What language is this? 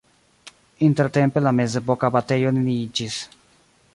Esperanto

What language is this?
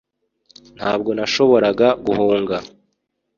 Kinyarwanda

